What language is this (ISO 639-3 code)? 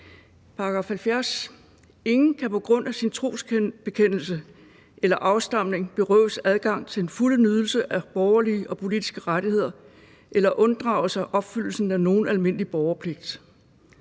dan